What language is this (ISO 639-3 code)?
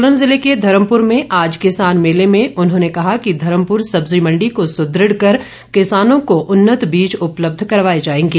hin